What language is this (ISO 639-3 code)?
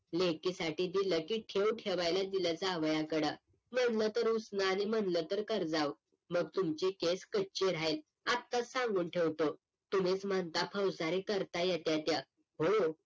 mar